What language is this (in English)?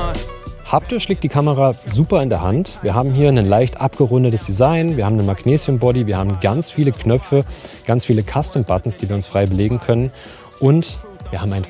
German